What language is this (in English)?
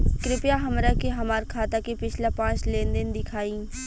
Bhojpuri